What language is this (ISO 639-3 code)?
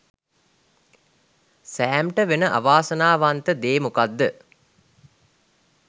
sin